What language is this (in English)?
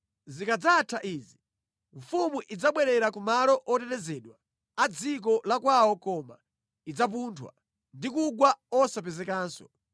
Nyanja